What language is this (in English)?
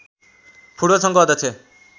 Nepali